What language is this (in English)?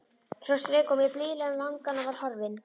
Icelandic